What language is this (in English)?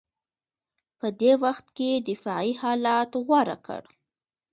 Pashto